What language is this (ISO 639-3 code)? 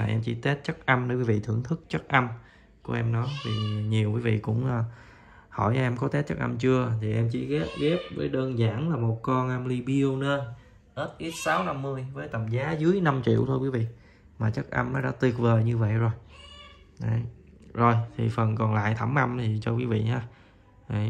vie